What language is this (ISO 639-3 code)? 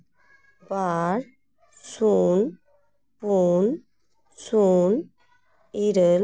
sat